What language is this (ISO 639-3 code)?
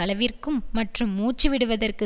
tam